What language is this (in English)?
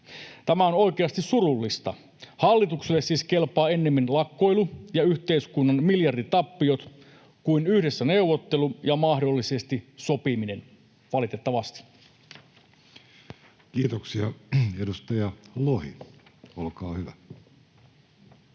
Finnish